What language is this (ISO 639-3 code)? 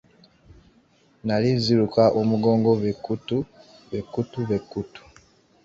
lug